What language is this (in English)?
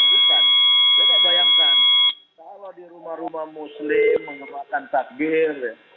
Indonesian